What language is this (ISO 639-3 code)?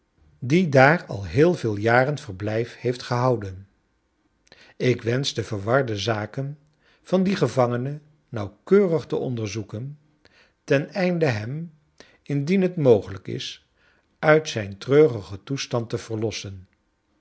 nld